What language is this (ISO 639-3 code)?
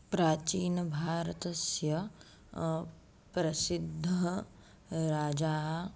san